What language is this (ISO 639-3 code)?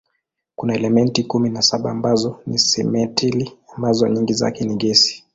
swa